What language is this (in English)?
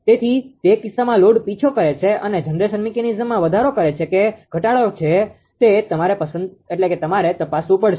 Gujarati